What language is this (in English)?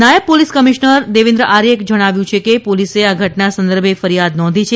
Gujarati